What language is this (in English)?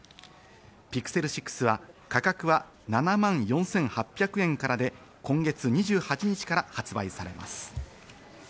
Japanese